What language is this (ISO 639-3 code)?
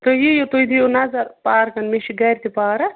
kas